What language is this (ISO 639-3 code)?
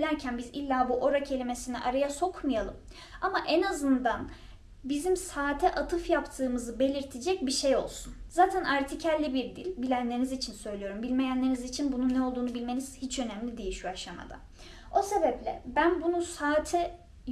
tur